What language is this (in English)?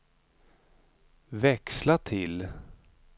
Swedish